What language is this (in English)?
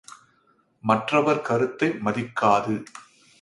Tamil